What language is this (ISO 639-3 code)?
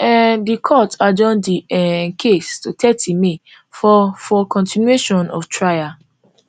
pcm